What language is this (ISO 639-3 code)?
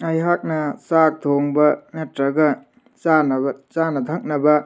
mni